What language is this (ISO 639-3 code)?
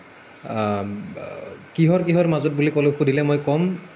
asm